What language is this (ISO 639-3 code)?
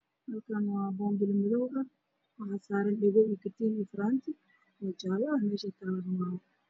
som